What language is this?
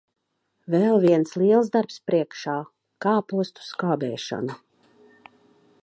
Latvian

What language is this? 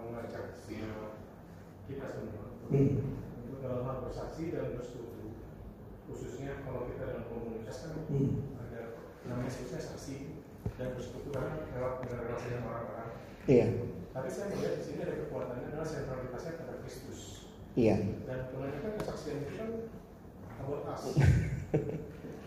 Indonesian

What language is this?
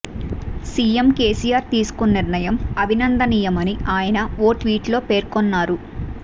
Telugu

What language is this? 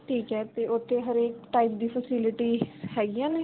Punjabi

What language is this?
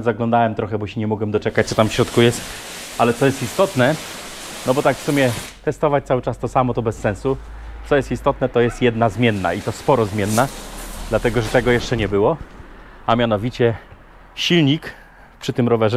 Polish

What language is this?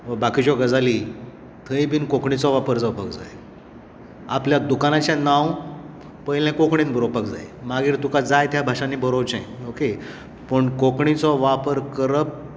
Konkani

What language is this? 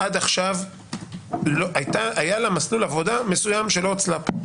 Hebrew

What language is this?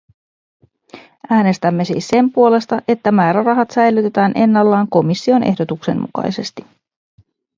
Finnish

